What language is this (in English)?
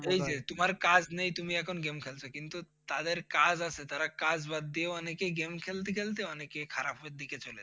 Bangla